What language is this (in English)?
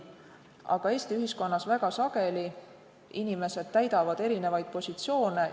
Estonian